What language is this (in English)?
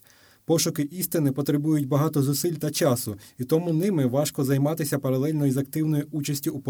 Ukrainian